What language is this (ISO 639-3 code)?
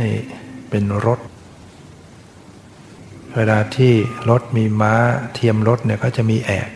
tha